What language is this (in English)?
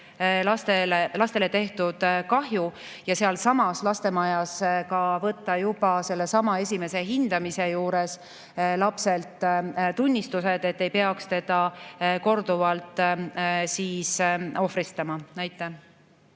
Estonian